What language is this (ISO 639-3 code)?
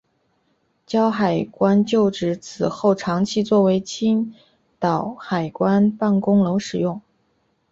zho